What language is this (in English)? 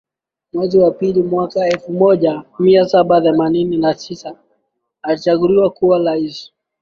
Swahili